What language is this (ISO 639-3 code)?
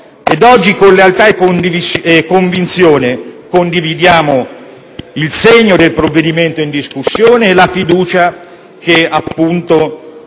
ita